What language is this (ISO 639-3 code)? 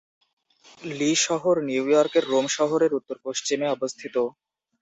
ben